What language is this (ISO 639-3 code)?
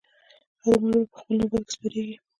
pus